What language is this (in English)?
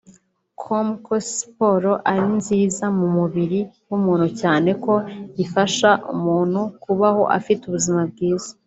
Kinyarwanda